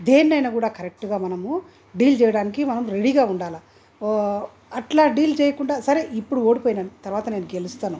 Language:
Telugu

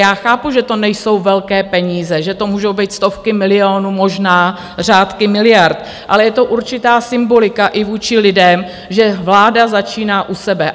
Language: Czech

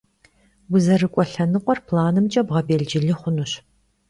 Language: Kabardian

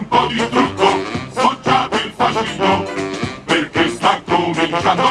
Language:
Italian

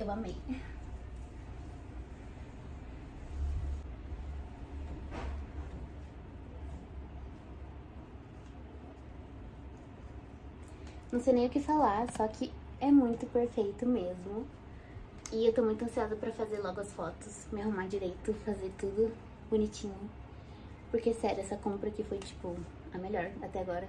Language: Portuguese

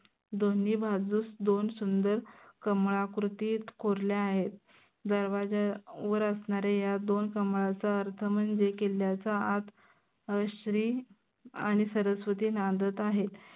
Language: Marathi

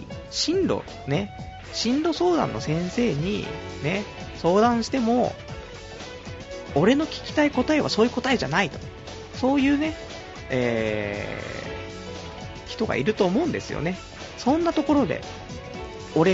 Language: Japanese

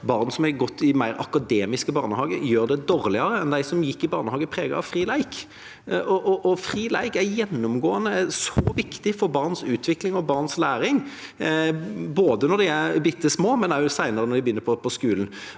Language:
Norwegian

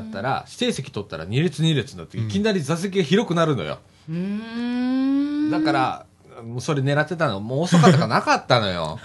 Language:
Japanese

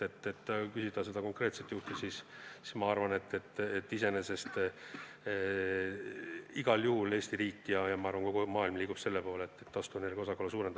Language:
Estonian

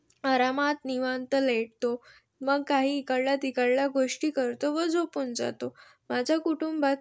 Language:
Marathi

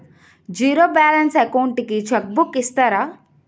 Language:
Telugu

